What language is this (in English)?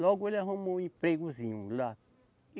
Portuguese